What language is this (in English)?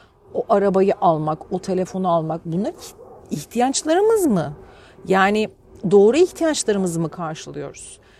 Turkish